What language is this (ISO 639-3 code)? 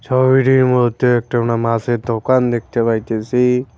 ben